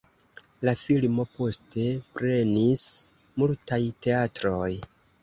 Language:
Esperanto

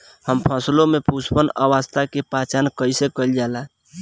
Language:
Bhojpuri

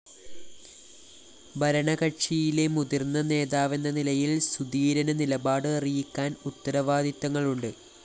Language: Malayalam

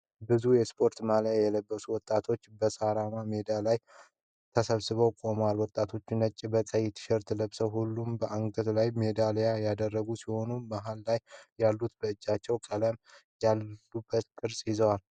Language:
Amharic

